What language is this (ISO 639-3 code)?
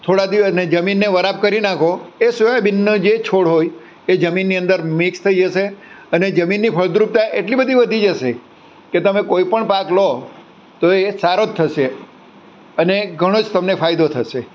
guj